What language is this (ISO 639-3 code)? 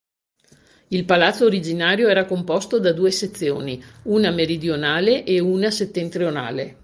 ita